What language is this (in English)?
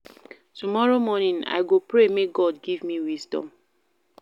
Nigerian Pidgin